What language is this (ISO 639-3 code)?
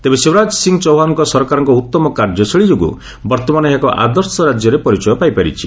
ori